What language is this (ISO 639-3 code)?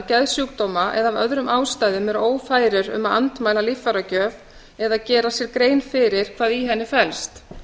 isl